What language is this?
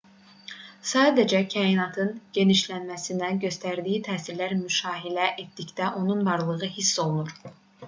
Azerbaijani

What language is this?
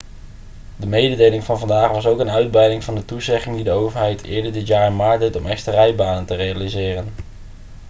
Dutch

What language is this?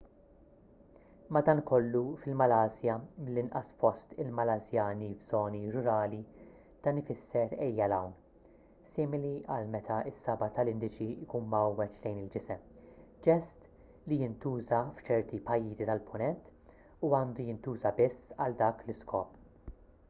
Maltese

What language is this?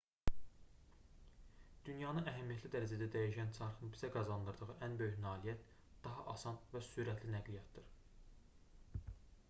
Azerbaijani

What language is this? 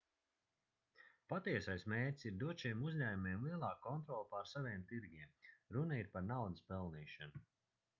Latvian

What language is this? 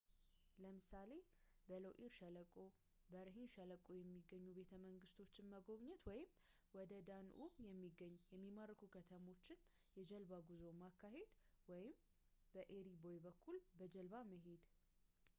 Amharic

